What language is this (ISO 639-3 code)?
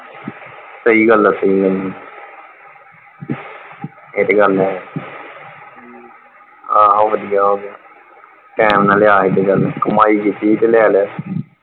pan